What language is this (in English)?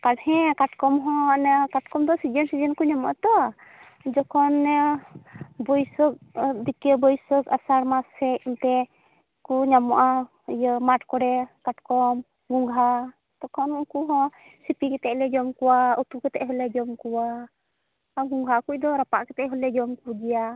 Santali